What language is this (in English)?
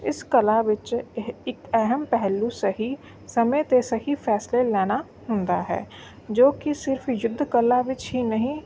Punjabi